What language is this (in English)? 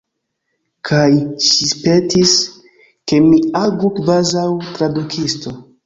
Esperanto